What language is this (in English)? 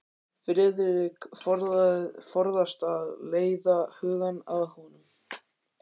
Icelandic